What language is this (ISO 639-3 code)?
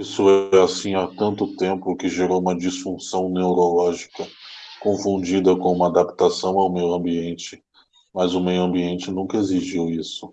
por